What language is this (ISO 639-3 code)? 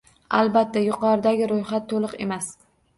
uzb